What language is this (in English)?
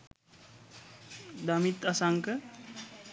Sinhala